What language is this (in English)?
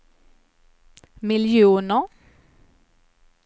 Swedish